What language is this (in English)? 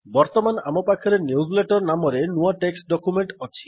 Odia